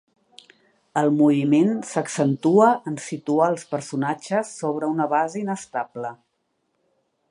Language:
Catalan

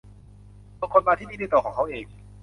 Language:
Thai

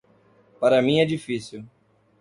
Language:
Portuguese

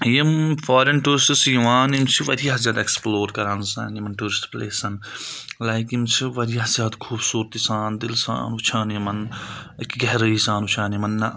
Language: Kashmiri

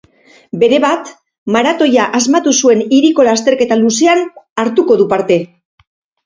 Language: Basque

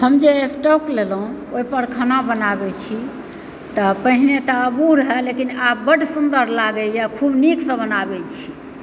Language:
Maithili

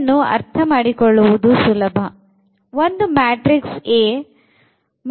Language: Kannada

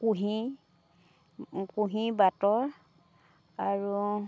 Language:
Assamese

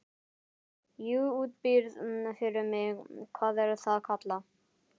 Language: Icelandic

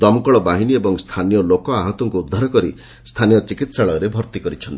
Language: Odia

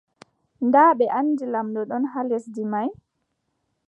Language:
Adamawa Fulfulde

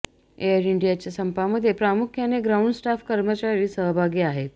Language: Marathi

